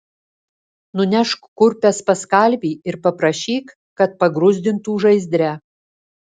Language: Lithuanian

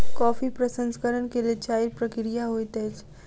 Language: Maithili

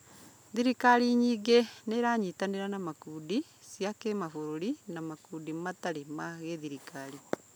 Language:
Kikuyu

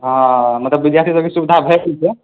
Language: Maithili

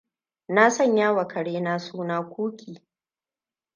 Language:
Hausa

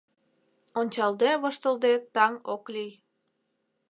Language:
Mari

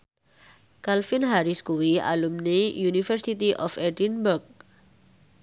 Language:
Javanese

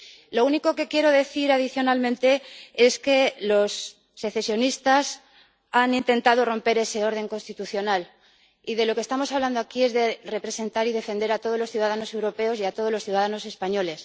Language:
Spanish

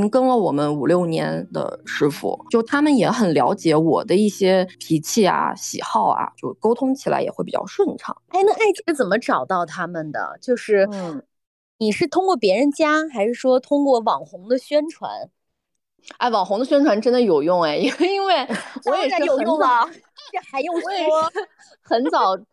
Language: Chinese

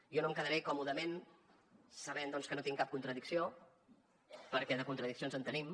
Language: Catalan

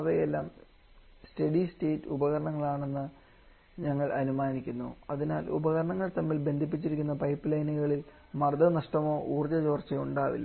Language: Malayalam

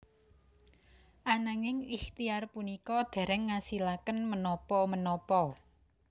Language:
Javanese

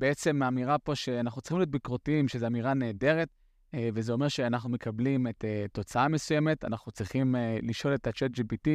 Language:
Hebrew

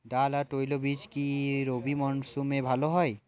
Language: Bangla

